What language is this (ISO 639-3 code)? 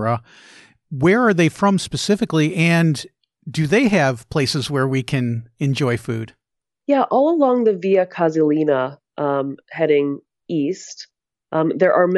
eng